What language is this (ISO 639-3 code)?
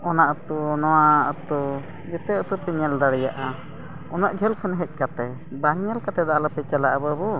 sat